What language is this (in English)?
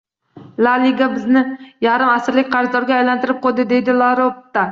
Uzbek